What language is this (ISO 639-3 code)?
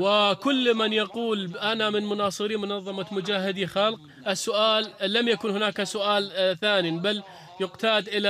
ara